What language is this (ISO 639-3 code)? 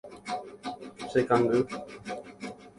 grn